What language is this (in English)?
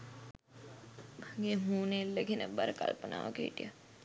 Sinhala